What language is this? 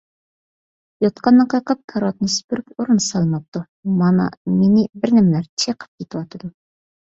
Uyghur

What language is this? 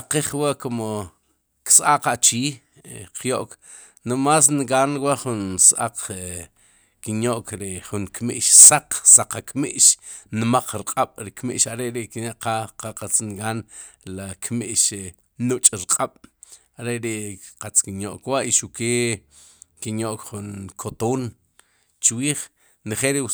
Sipacapense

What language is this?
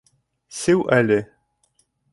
Bashkir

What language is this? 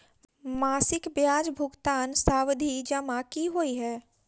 Maithili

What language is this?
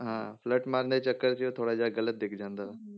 Punjabi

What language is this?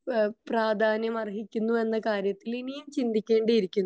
Malayalam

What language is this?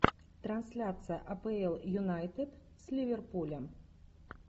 Russian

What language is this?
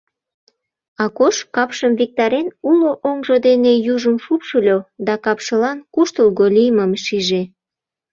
Mari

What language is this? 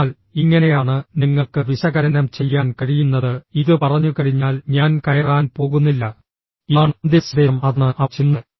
Malayalam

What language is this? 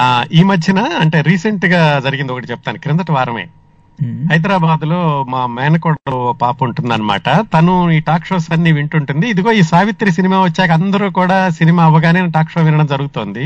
Telugu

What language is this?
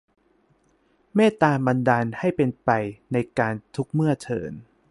Thai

